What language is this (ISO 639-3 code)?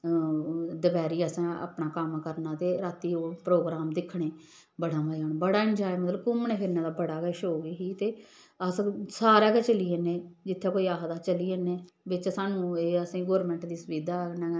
doi